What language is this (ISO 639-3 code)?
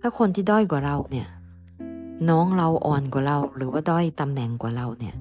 tha